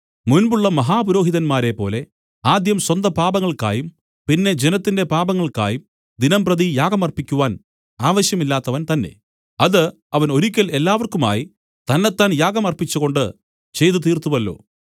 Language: Malayalam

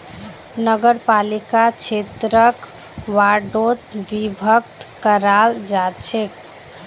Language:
Magahi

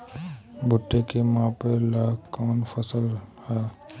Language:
Bhojpuri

